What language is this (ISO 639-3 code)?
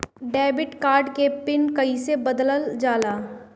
bho